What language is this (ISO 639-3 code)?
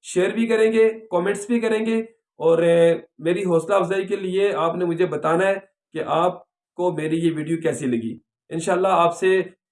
urd